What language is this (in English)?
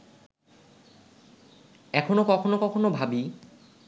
Bangla